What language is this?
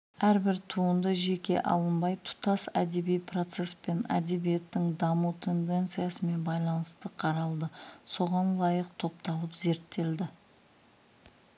Kazakh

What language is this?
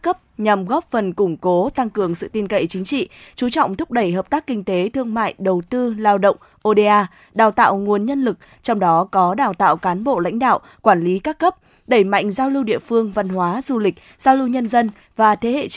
Vietnamese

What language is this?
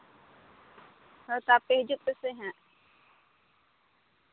Santali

